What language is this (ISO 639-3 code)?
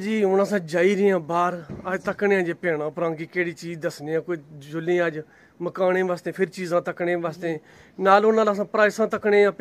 pan